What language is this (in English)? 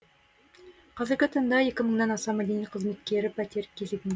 Kazakh